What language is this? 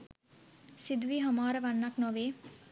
Sinhala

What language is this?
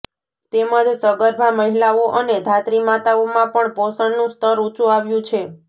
Gujarati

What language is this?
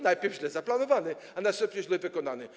Polish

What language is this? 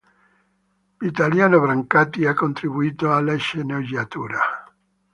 Italian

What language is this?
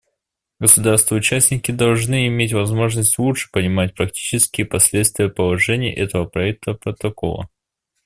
Russian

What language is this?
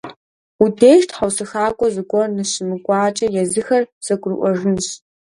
Kabardian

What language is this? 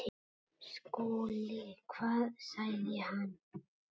Icelandic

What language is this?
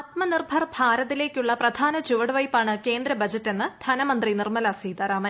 Malayalam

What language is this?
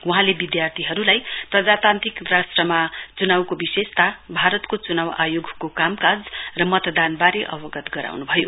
Nepali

